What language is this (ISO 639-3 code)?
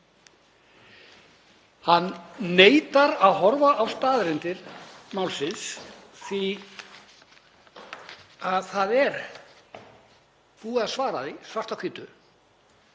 isl